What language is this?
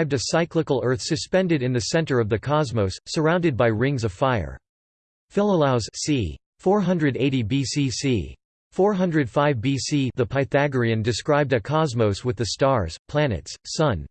English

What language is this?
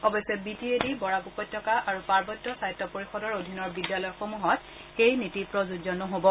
Assamese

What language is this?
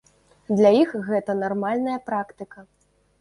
Belarusian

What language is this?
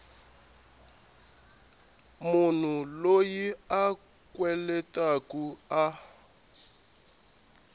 Tsonga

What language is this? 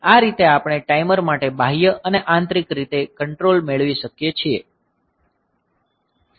Gujarati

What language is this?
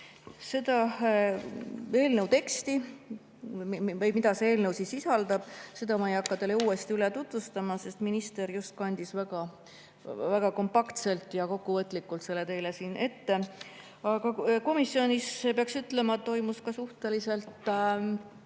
Estonian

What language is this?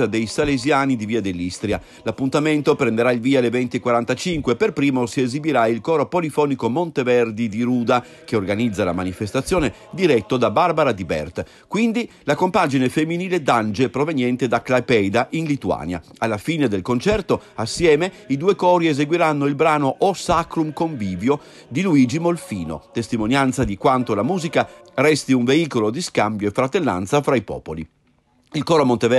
Italian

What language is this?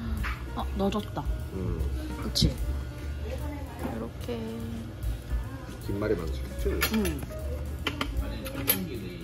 Korean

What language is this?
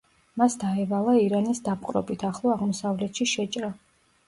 Georgian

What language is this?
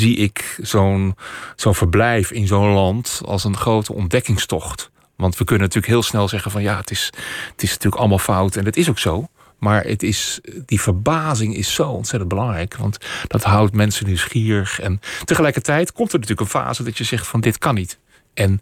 Dutch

